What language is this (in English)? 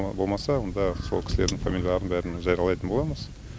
Kazakh